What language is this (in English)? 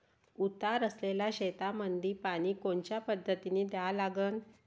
Marathi